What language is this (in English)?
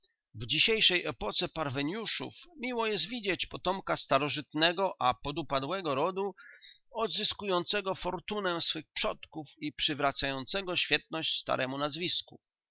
Polish